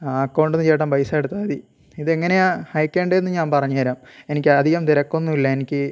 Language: Malayalam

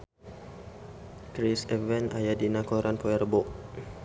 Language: Sundanese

